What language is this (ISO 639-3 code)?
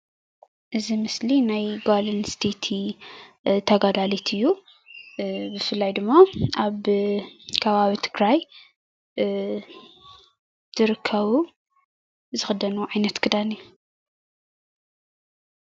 tir